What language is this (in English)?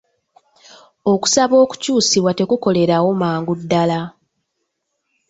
Ganda